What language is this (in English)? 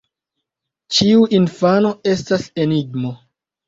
Esperanto